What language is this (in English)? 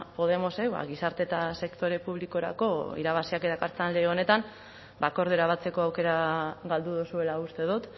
Basque